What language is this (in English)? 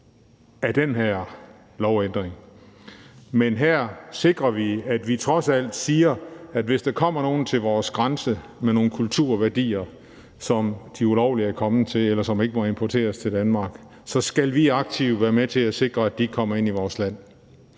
Danish